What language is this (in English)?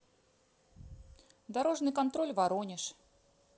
Russian